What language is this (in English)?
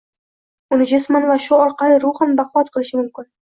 Uzbek